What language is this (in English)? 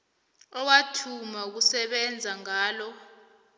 South Ndebele